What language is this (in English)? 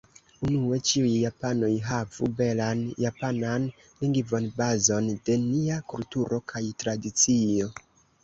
Esperanto